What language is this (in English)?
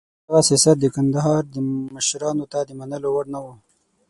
Pashto